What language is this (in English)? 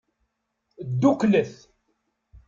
Kabyle